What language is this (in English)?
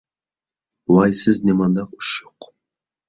Uyghur